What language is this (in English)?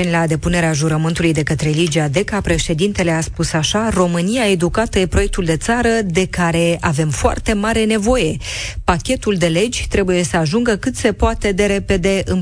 Romanian